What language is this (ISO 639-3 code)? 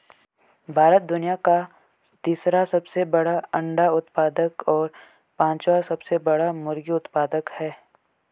hin